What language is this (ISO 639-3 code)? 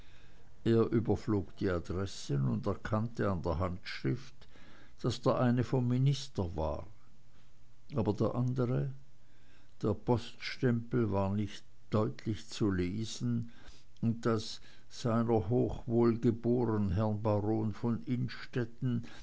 deu